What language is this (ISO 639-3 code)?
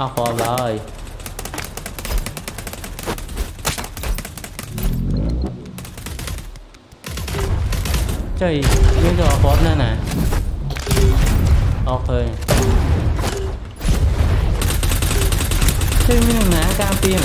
vie